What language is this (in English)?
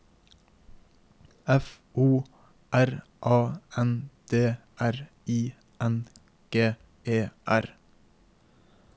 Norwegian